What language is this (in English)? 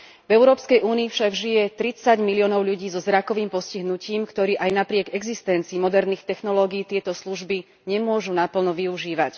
Slovak